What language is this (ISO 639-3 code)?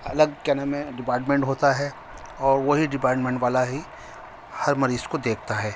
urd